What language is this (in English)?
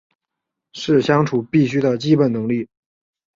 Chinese